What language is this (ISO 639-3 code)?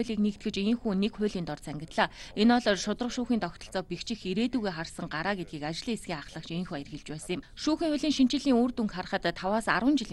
tur